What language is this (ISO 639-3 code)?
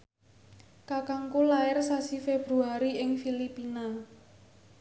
jav